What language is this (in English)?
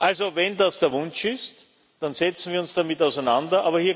German